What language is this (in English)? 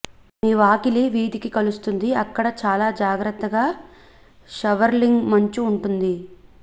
Telugu